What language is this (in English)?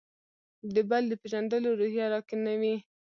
Pashto